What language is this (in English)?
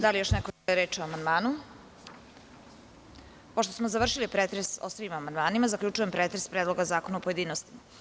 Serbian